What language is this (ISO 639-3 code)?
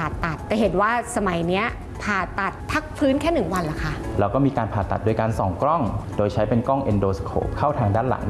tha